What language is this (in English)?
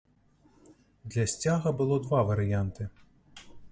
Belarusian